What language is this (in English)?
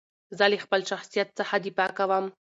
Pashto